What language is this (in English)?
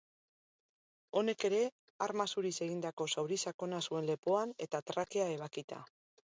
Basque